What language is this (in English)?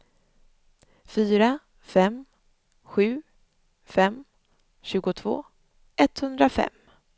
Swedish